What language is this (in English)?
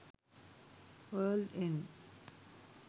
Sinhala